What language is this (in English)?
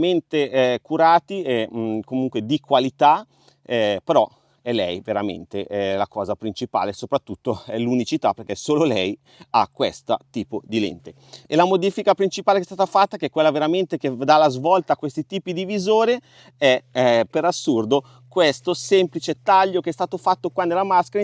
Italian